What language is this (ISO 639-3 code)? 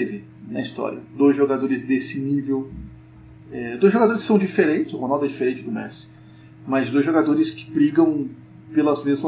por